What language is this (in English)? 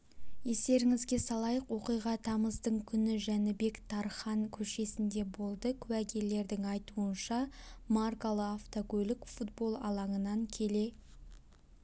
Kazakh